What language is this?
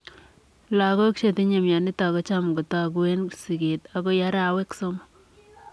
Kalenjin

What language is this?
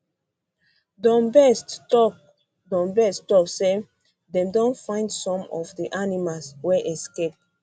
Nigerian Pidgin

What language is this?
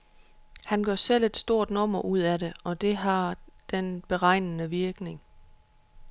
Danish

